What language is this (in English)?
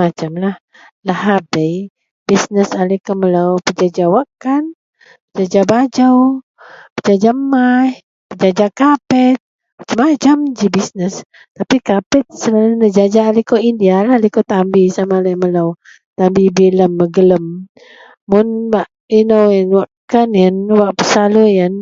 Central Melanau